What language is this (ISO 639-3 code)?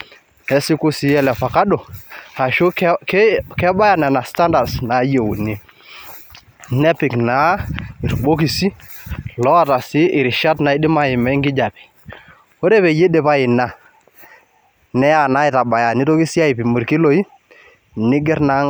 mas